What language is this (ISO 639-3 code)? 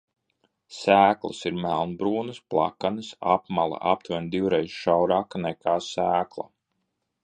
lav